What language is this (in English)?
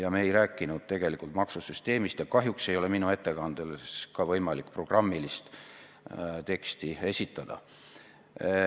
Estonian